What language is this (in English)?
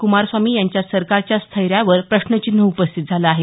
Marathi